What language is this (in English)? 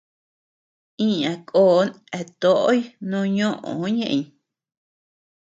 Tepeuxila Cuicatec